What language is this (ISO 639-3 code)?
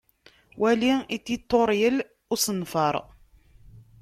kab